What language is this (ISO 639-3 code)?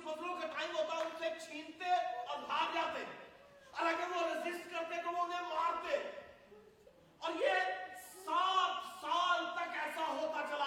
urd